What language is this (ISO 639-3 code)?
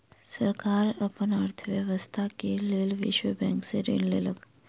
mai